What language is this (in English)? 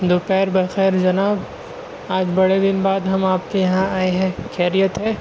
Urdu